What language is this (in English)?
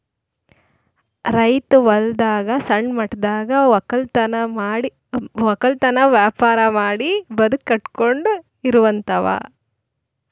Kannada